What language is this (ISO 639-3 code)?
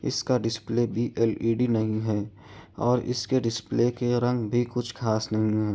urd